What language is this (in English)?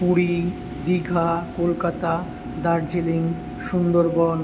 Bangla